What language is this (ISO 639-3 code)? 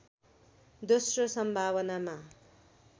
nep